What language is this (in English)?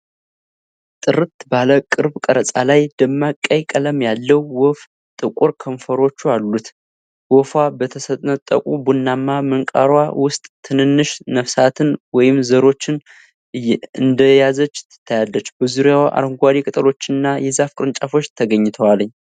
Amharic